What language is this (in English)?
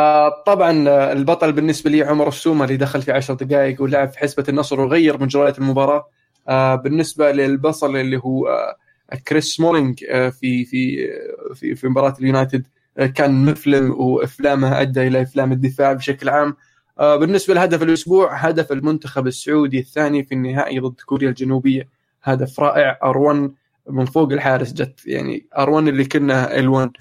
Arabic